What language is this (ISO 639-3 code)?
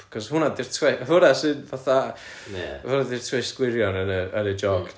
cym